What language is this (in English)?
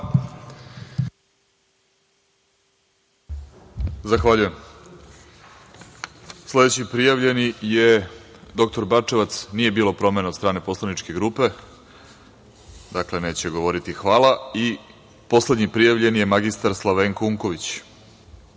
Serbian